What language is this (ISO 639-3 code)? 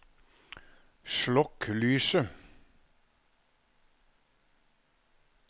nor